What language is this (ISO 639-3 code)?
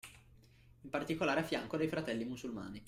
ita